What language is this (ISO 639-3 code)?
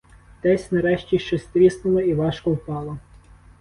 ukr